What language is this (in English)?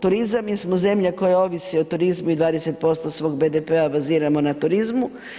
Croatian